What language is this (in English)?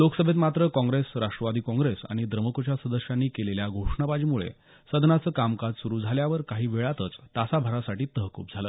Marathi